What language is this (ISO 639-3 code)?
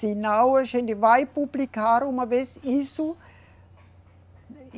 por